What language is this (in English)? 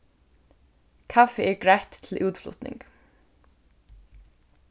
Faroese